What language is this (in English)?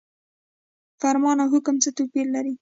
Pashto